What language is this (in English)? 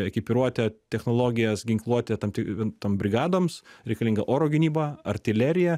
Lithuanian